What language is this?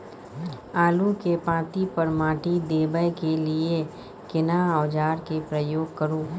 Maithili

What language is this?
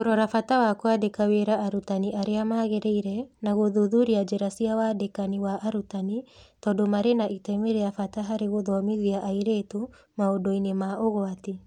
Kikuyu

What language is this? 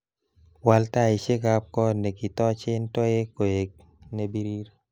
Kalenjin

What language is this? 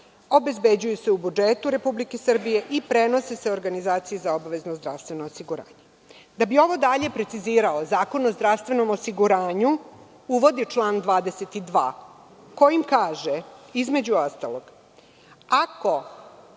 Serbian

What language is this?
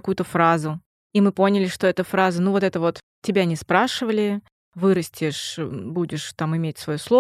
Russian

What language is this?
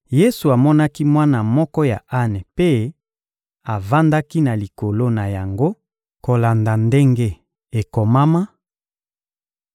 Lingala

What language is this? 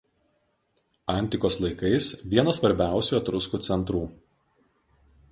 Lithuanian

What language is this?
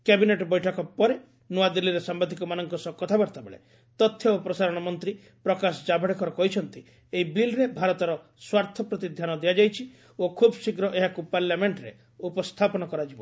Odia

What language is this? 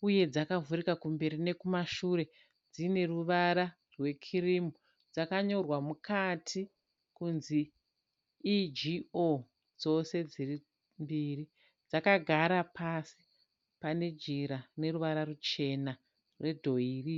Shona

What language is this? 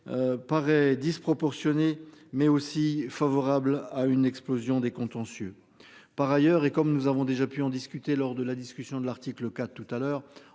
French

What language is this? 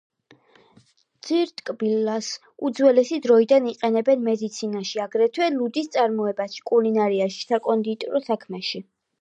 Georgian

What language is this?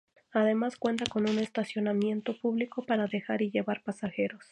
Spanish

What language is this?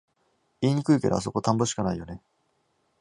Japanese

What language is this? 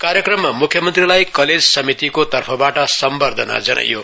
Nepali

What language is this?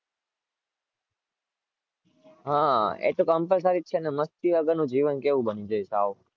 Gujarati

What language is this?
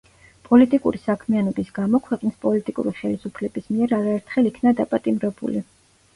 Georgian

